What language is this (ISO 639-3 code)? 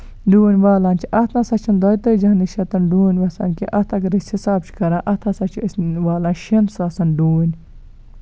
kas